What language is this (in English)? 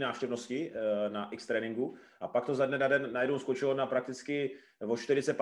Czech